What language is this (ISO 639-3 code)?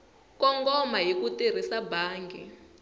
tso